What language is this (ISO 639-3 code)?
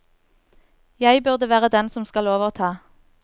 nor